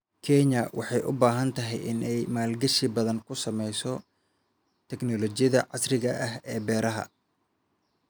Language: Somali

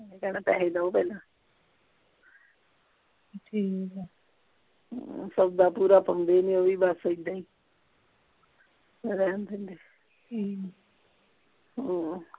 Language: Punjabi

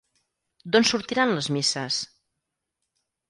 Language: Catalan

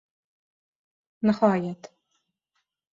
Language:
Uzbek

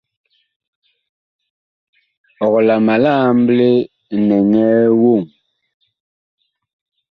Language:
Bakoko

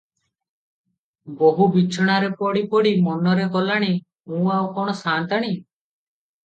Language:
Odia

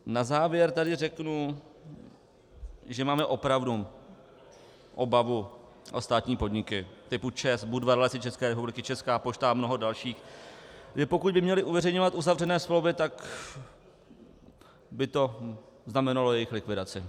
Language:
Czech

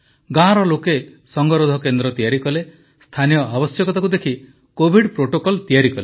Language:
Odia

